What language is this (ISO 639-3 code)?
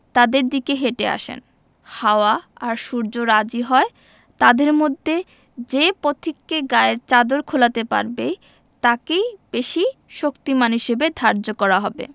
ben